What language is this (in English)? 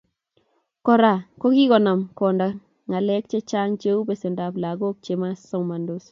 Kalenjin